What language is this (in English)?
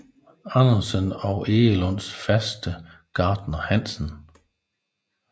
Danish